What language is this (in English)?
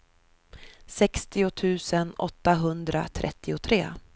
Swedish